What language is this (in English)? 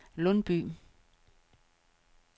Danish